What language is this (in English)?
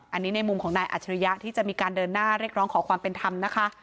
Thai